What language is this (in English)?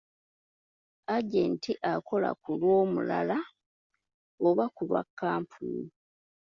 Ganda